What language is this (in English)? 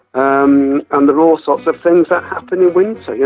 English